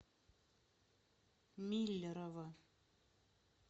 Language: Russian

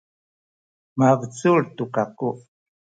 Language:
Sakizaya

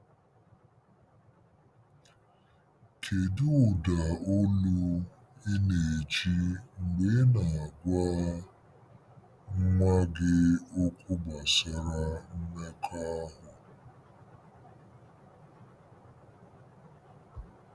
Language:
Igbo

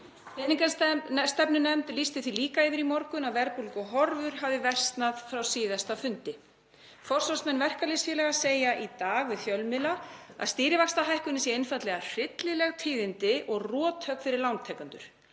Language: Icelandic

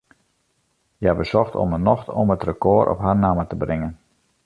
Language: Western Frisian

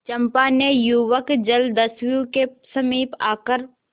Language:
Hindi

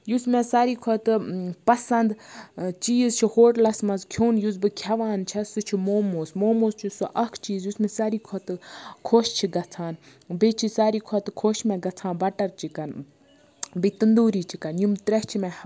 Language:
Kashmiri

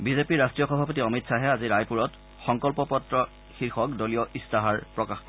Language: Assamese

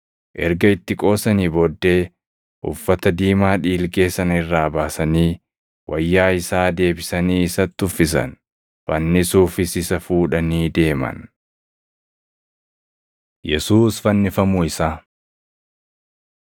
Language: Oromo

